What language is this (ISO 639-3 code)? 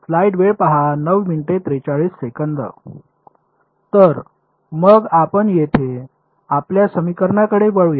mar